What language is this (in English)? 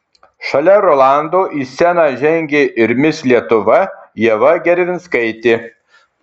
Lithuanian